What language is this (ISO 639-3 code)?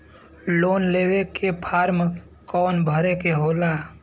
bho